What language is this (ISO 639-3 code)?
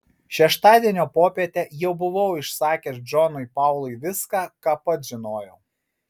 lit